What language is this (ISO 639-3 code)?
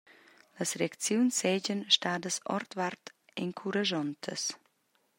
roh